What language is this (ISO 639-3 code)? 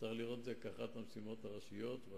heb